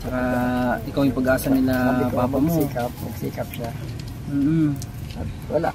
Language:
Filipino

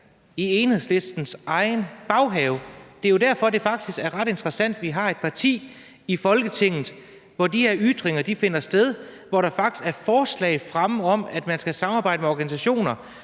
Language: Danish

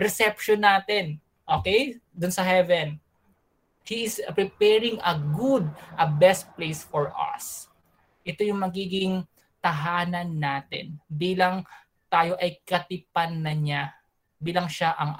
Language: Filipino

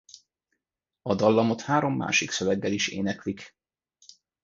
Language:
Hungarian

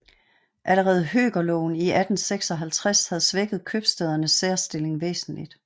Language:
Danish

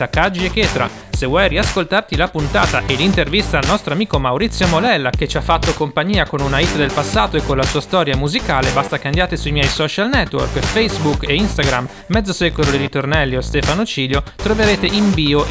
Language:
Italian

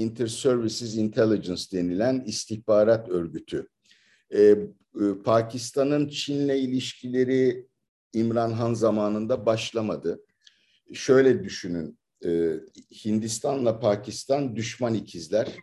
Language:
Turkish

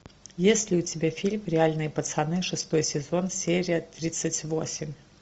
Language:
Russian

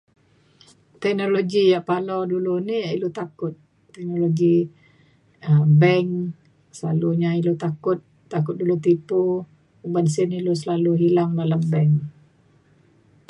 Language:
Mainstream Kenyah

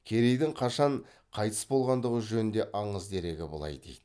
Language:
Kazakh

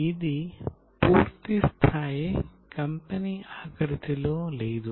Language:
Telugu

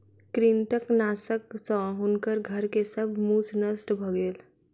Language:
Maithili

